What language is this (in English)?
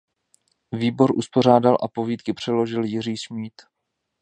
Czech